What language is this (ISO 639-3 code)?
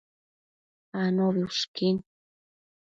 mcf